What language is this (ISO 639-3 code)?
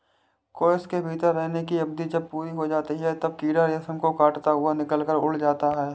hin